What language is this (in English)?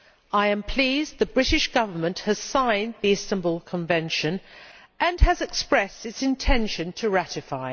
English